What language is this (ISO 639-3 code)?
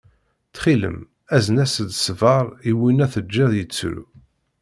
kab